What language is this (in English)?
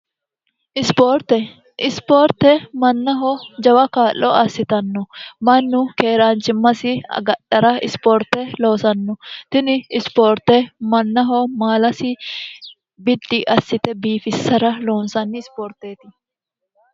Sidamo